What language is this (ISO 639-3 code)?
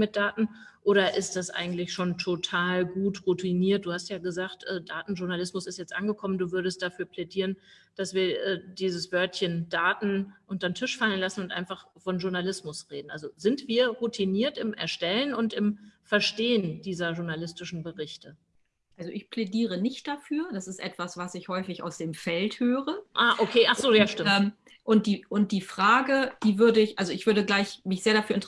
deu